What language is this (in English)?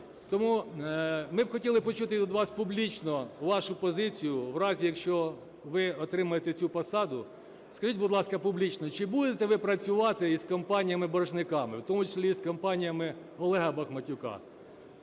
Ukrainian